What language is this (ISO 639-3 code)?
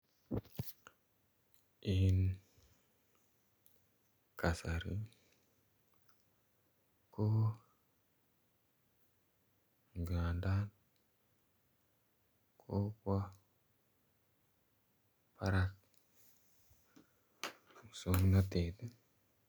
kln